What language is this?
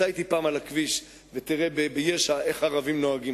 Hebrew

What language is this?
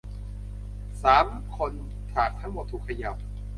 Thai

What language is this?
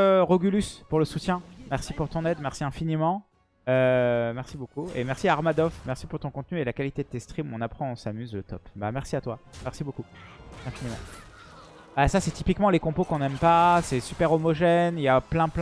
French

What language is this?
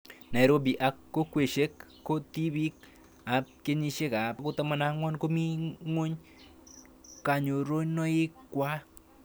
Kalenjin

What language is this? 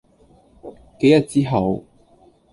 Cantonese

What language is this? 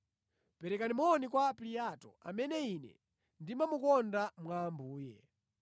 Nyanja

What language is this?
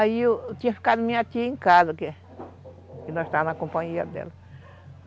Portuguese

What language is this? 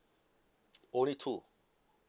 English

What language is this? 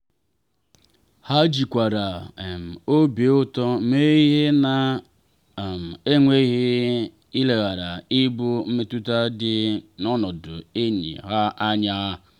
Igbo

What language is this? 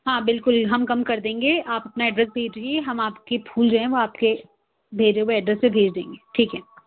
Urdu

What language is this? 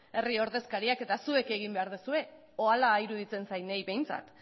Basque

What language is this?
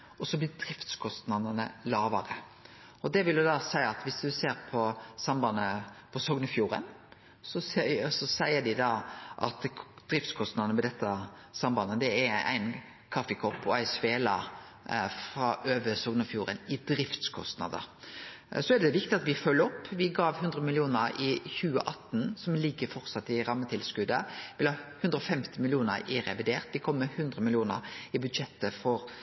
Norwegian Nynorsk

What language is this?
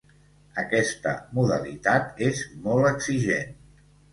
Catalan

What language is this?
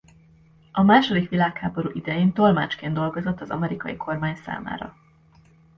Hungarian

